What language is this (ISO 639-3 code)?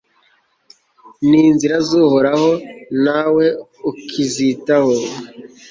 kin